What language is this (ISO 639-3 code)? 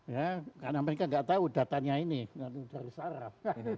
ind